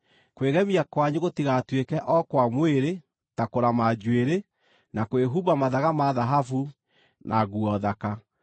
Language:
Kikuyu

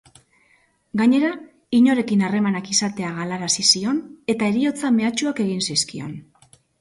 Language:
Basque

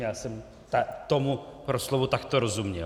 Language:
Czech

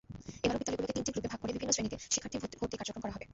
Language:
Bangla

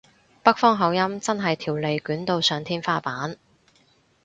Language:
Cantonese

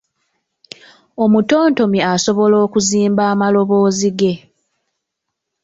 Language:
Ganda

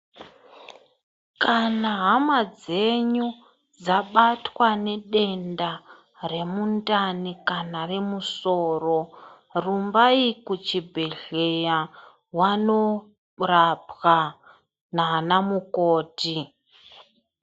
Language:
Ndau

